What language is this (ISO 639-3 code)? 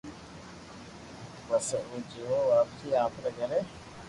lrk